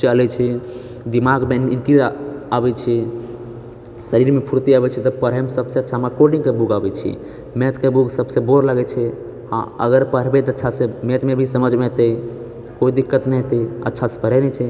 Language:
Maithili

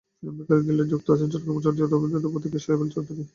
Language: Bangla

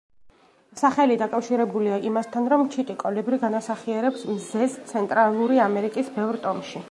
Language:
Georgian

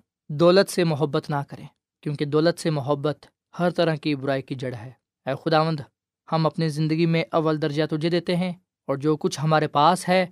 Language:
Urdu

